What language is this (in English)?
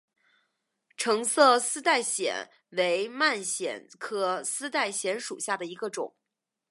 Chinese